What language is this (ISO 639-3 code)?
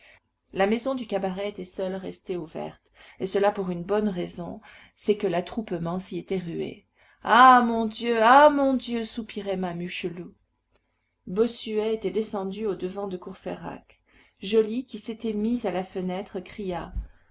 fra